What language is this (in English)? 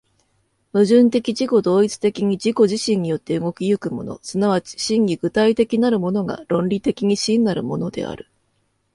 Japanese